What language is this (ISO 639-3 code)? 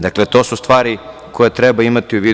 srp